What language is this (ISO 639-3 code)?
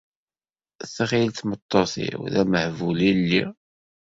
kab